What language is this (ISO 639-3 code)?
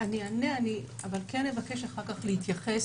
heb